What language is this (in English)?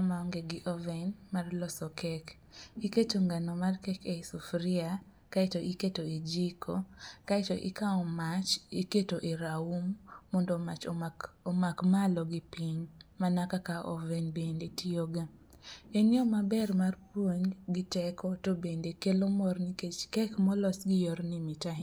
Luo (Kenya and Tanzania)